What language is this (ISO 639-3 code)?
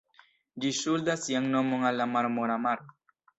epo